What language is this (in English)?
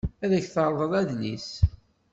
Kabyle